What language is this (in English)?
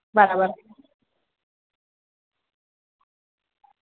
Gujarati